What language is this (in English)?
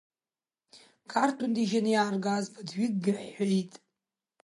Abkhazian